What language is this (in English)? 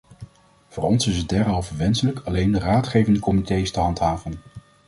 Dutch